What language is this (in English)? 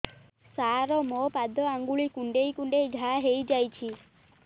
Odia